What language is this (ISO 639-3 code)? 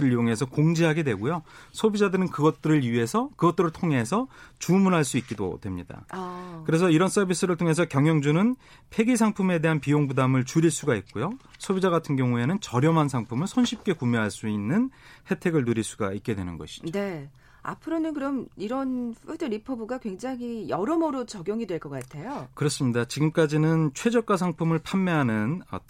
kor